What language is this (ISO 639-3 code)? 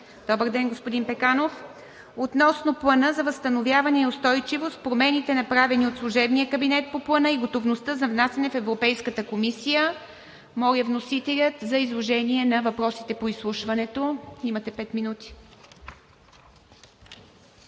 bul